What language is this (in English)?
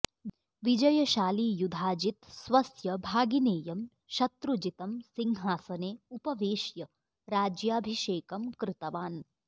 Sanskrit